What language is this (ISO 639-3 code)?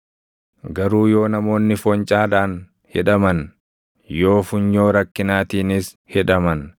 orm